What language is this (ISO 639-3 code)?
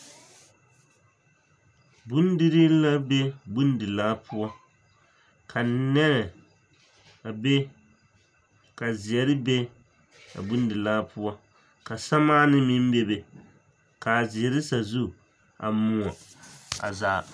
dga